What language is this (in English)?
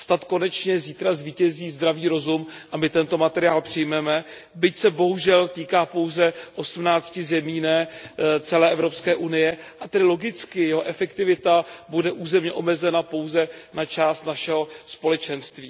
Czech